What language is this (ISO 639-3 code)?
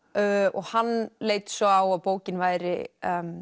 isl